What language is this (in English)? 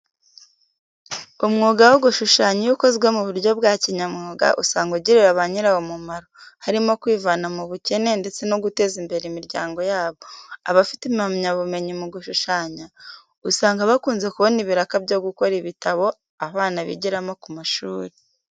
Kinyarwanda